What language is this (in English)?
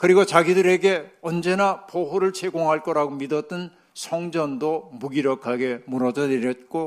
Korean